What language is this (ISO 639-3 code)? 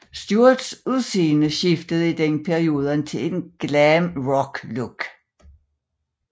dan